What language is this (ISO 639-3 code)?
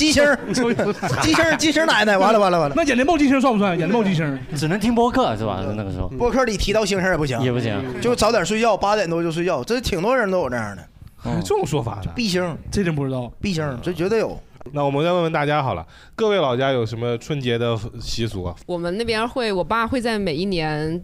zho